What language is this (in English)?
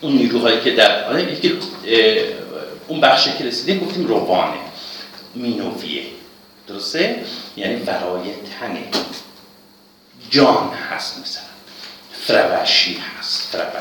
Persian